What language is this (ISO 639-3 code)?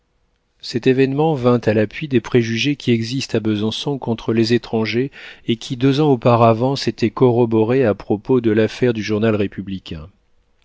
fra